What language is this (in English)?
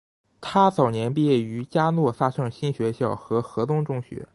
Chinese